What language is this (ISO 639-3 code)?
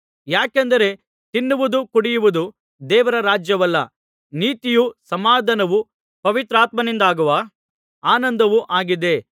kan